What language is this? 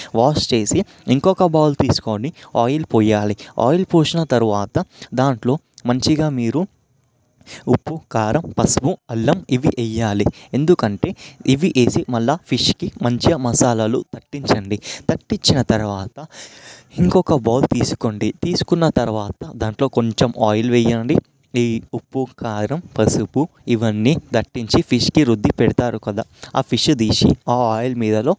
Telugu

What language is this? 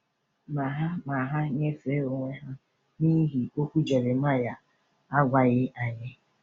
Igbo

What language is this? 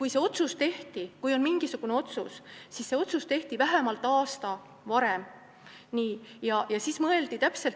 Estonian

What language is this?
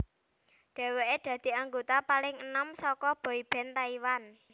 Javanese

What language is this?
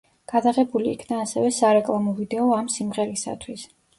Georgian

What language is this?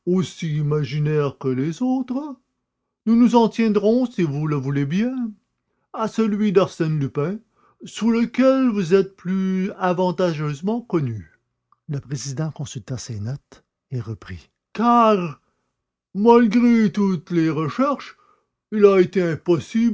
French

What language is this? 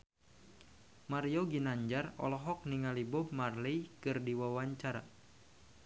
Sundanese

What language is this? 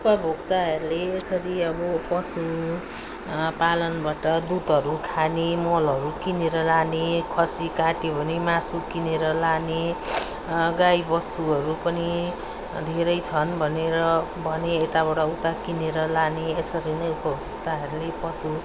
Nepali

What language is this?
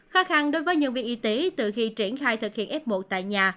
Vietnamese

